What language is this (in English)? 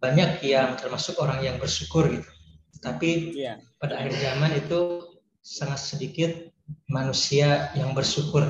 Indonesian